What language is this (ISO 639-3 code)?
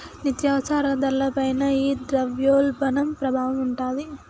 tel